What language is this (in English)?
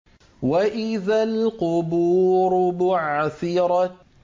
Arabic